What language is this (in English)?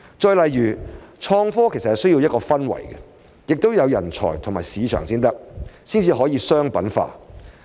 Cantonese